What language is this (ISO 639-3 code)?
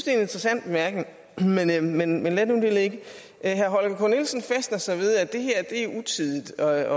dan